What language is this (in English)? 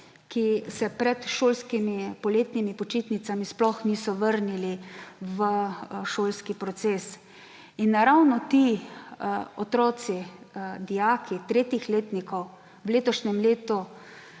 Slovenian